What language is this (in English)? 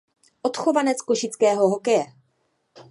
Czech